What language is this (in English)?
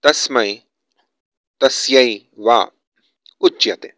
Sanskrit